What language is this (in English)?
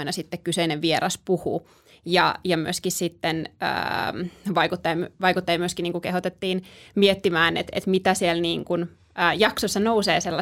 Finnish